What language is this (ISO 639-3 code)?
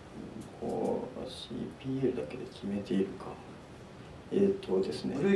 jpn